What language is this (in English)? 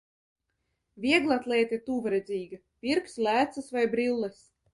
Latvian